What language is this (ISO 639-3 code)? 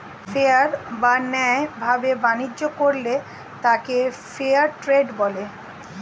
ben